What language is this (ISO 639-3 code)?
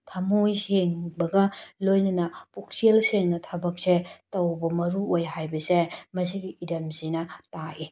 mni